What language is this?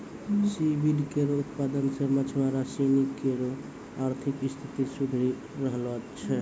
Maithili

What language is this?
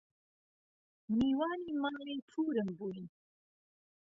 Central Kurdish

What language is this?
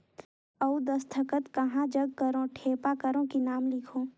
Chhattisgarhi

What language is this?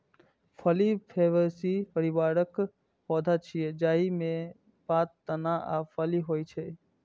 Maithili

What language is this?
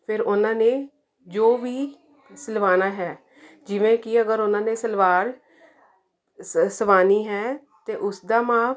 Punjabi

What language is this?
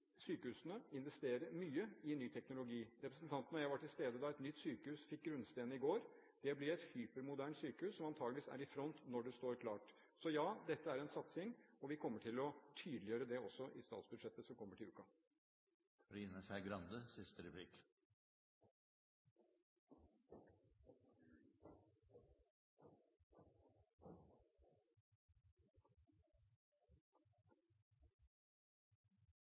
Norwegian Bokmål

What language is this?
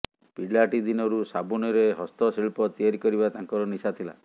Odia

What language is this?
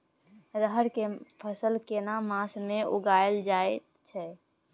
Maithili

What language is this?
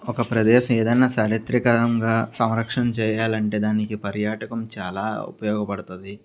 Telugu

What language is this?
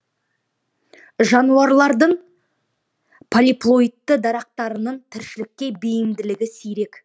Kazakh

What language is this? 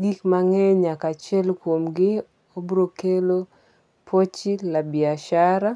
Luo (Kenya and Tanzania)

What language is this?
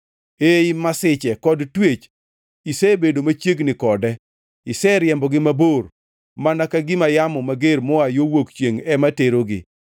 Luo (Kenya and Tanzania)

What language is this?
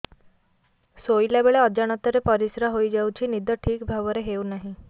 Odia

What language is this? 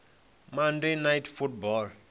Venda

